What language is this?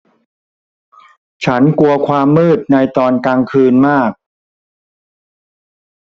Thai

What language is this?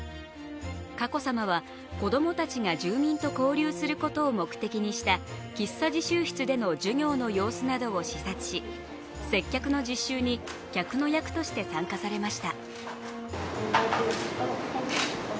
Japanese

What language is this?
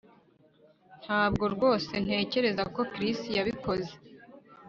Kinyarwanda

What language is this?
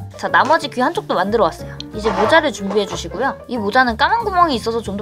Korean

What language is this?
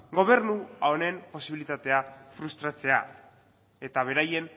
Basque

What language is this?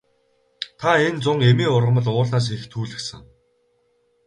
Mongolian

